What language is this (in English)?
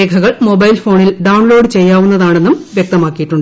Malayalam